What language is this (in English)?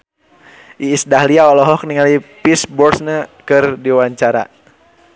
Sundanese